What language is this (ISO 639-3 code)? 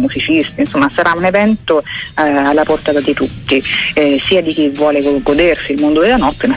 ita